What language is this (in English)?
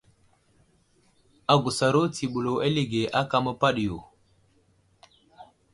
Wuzlam